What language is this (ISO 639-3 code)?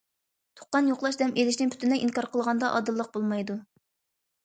uig